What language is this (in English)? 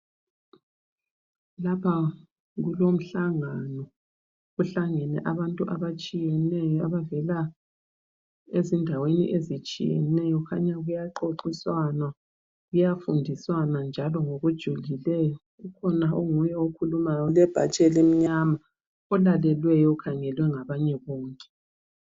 North Ndebele